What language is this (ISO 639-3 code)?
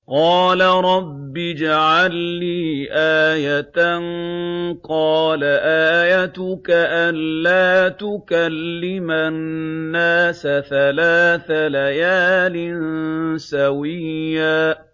ara